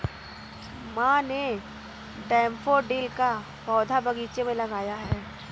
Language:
Hindi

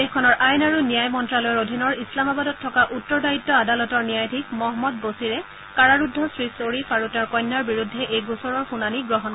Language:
Assamese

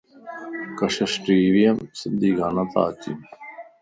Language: Lasi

